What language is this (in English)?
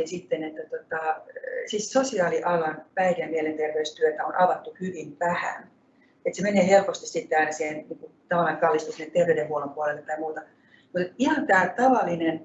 Finnish